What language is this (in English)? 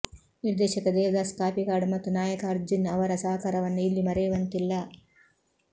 Kannada